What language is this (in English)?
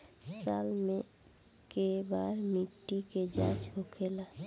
Bhojpuri